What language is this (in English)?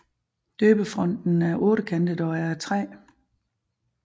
Danish